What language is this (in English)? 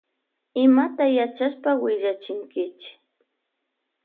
Loja Highland Quichua